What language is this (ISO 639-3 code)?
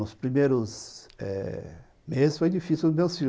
por